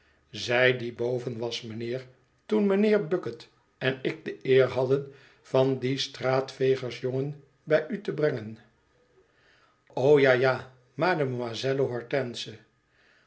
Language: Dutch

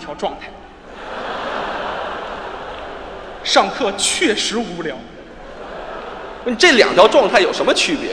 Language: Chinese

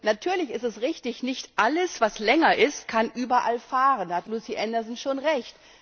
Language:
German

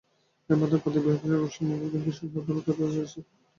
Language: Bangla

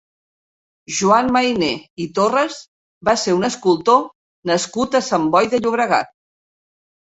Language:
Catalan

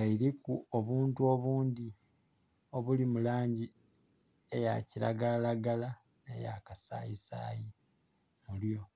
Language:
Soga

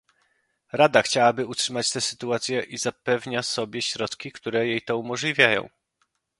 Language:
Polish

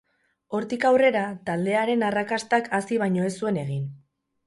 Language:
Basque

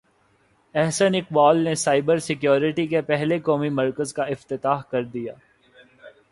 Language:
Urdu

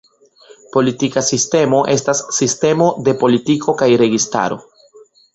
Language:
Esperanto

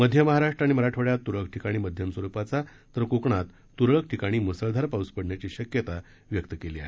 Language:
Marathi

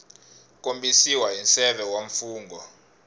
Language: Tsonga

